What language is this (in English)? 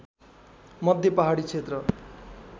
Nepali